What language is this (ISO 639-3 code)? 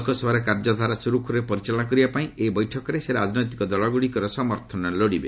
ori